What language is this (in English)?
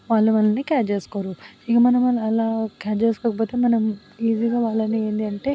Telugu